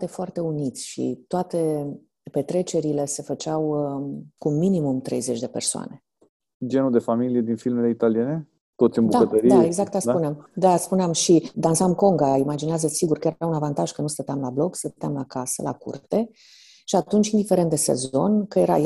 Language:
Romanian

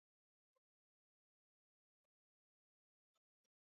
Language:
Swahili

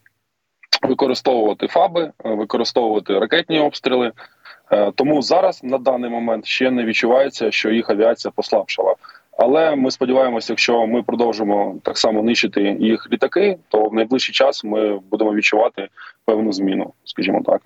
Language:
Ukrainian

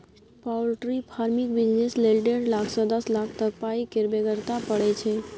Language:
Maithili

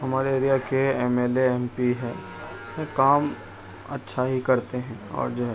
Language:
Urdu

